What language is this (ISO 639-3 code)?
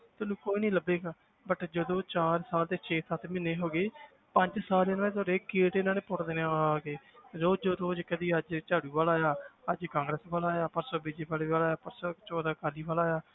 pan